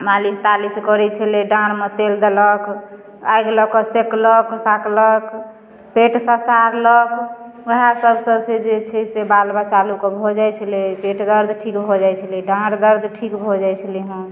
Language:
Maithili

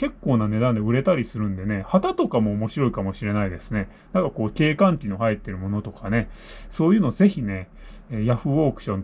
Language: Japanese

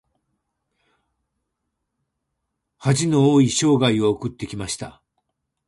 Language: Japanese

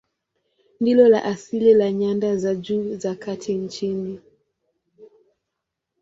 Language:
Swahili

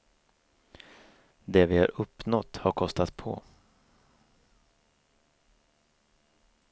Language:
Swedish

